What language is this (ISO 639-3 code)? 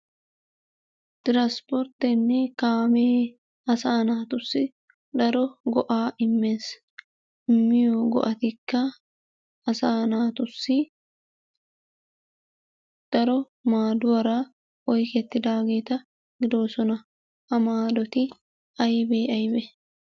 wal